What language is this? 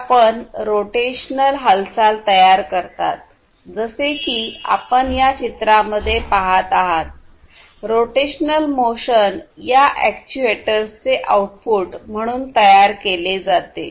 Marathi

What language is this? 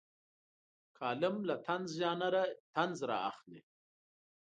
Pashto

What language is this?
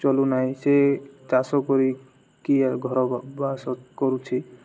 Odia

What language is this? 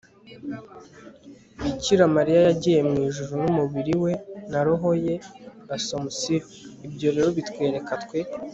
Kinyarwanda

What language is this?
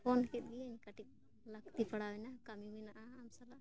Santali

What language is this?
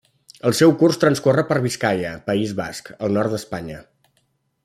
Catalan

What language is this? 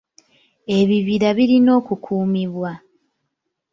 Ganda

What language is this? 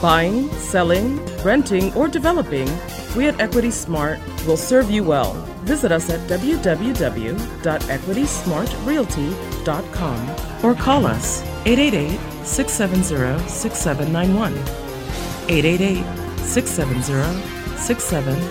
English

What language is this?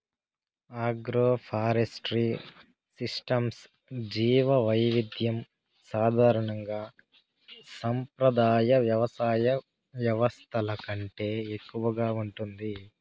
Telugu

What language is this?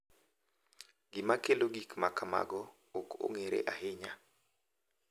Luo (Kenya and Tanzania)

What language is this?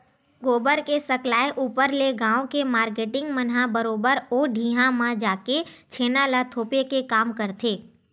Chhattisgarhi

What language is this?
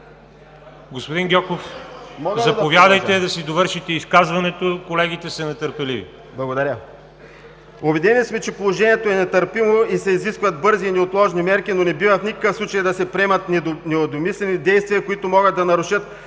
Bulgarian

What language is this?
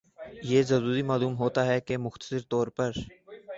Urdu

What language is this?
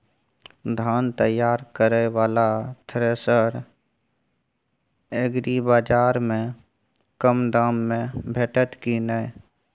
Maithili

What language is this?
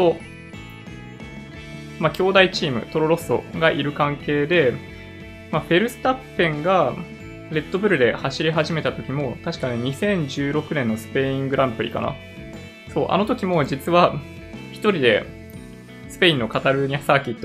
Japanese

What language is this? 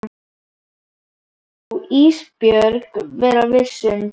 Icelandic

